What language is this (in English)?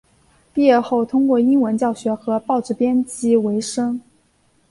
Chinese